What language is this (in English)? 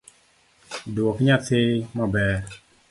Luo (Kenya and Tanzania)